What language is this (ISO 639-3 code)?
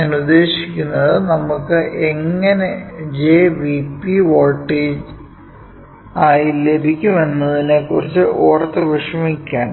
mal